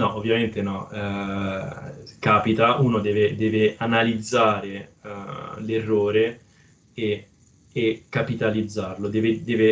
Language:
Italian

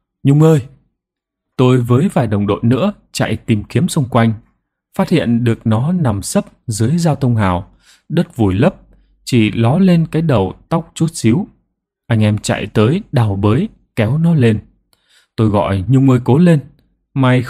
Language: Vietnamese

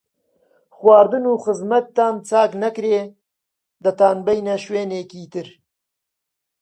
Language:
Central Kurdish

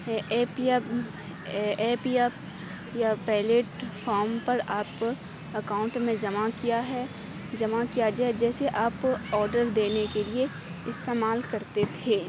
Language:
Urdu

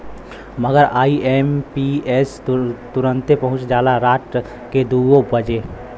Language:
Bhojpuri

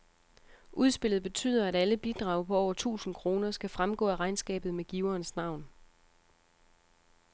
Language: Danish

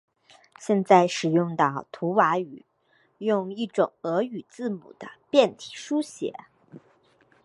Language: Chinese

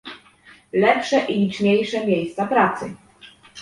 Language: Polish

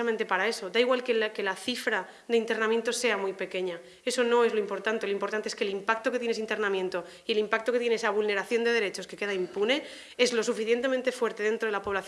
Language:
Spanish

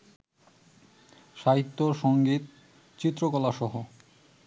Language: Bangla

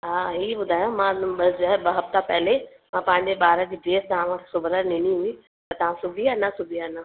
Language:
Sindhi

